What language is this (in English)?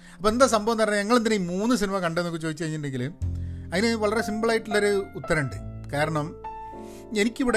Malayalam